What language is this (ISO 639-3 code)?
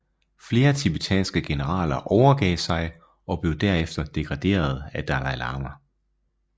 dan